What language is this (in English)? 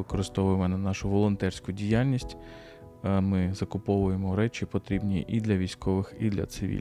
Ukrainian